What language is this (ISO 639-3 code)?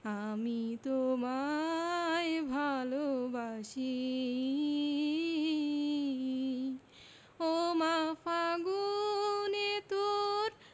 ben